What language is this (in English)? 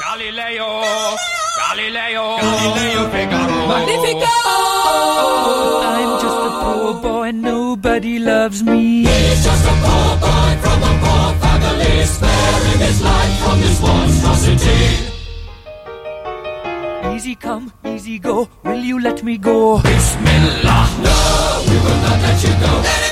Polish